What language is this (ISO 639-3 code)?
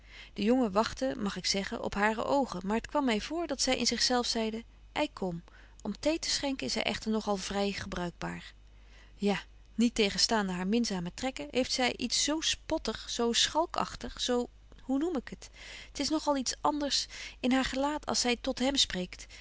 nld